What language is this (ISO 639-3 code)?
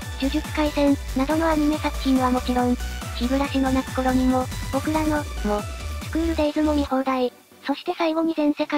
jpn